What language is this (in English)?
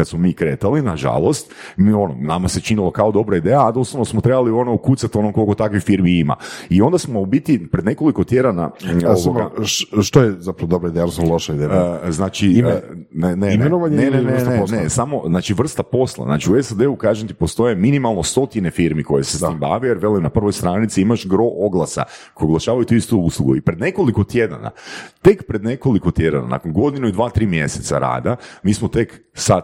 Croatian